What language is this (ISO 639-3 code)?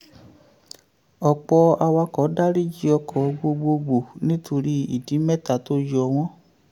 yor